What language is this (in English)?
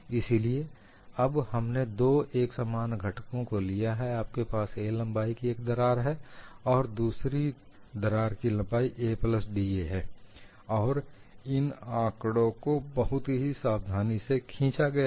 Hindi